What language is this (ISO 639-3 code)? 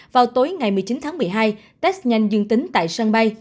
vie